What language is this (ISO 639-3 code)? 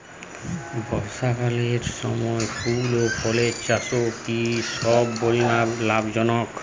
ben